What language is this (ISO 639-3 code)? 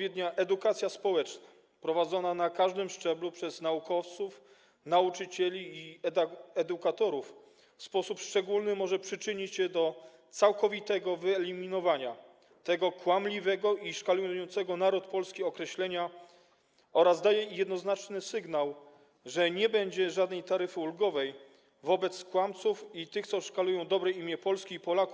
pol